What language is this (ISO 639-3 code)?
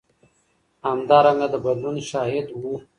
pus